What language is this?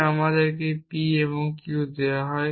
Bangla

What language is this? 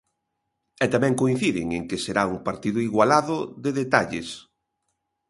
Galician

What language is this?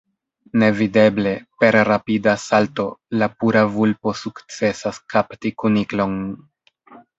Esperanto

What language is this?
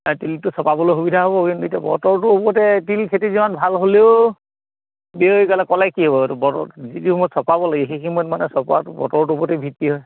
Assamese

